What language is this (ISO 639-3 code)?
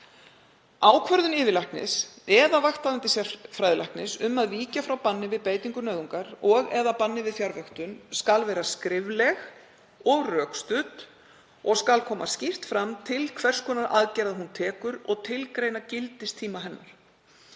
isl